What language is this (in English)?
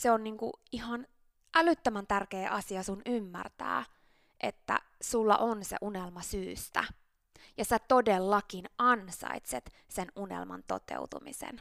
Finnish